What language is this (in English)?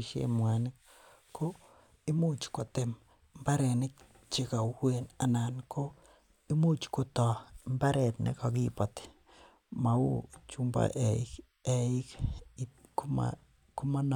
Kalenjin